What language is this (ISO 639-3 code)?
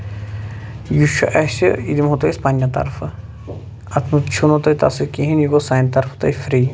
kas